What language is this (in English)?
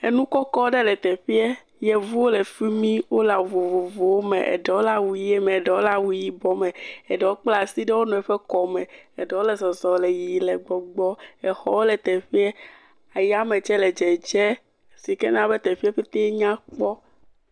Ewe